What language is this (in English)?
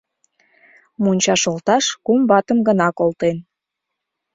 Mari